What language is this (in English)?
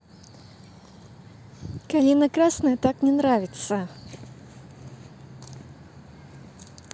Russian